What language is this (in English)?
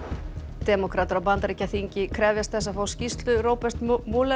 Icelandic